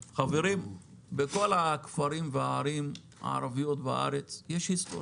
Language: Hebrew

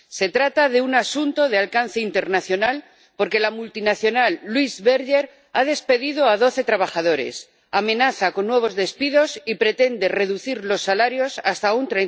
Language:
Spanish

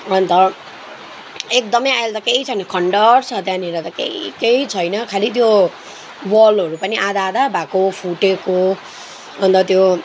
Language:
Nepali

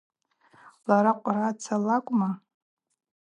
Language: Abaza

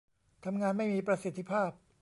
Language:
Thai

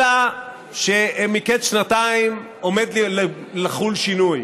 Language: Hebrew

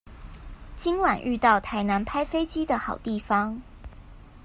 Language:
Chinese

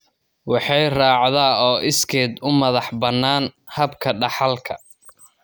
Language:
Somali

